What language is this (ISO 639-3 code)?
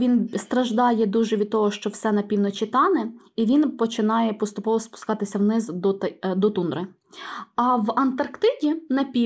ukr